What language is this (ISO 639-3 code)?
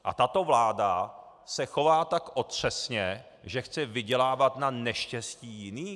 ces